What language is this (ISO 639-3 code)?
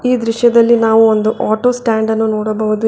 kan